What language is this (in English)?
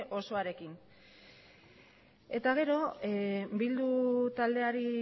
Basque